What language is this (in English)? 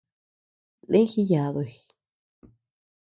Tepeuxila Cuicatec